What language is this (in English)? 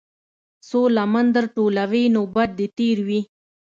Pashto